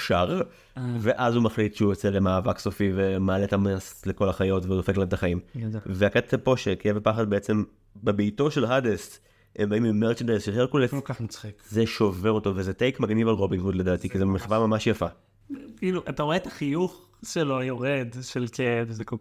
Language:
Hebrew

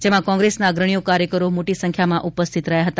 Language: Gujarati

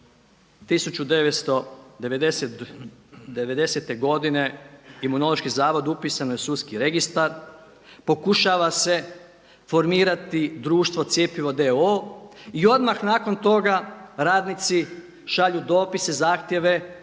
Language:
Croatian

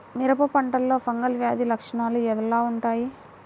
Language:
Telugu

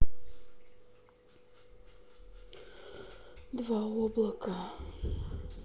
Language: Russian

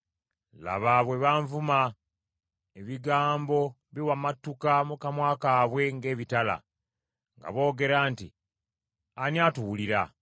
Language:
Ganda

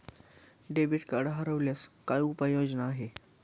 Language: Marathi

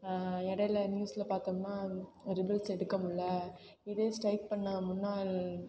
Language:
Tamil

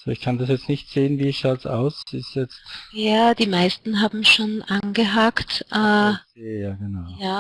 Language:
German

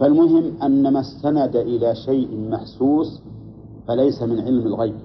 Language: Arabic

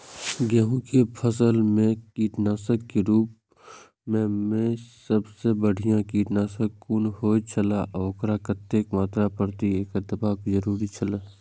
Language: Maithili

